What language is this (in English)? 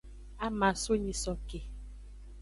Aja (Benin)